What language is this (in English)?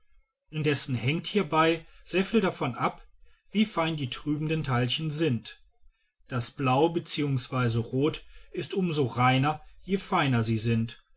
German